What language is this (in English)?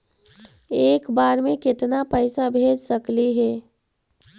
Magahi